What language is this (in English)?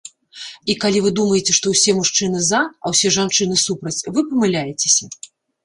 Belarusian